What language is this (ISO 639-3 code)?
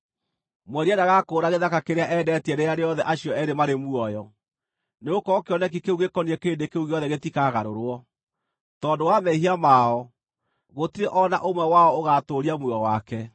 kik